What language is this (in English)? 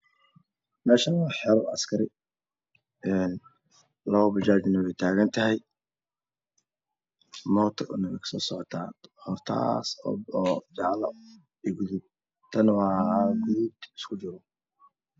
Somali